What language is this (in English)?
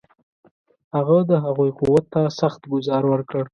Pashto